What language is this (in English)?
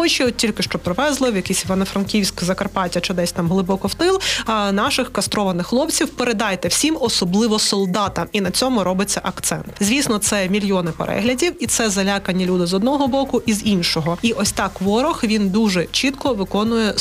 Ukrainian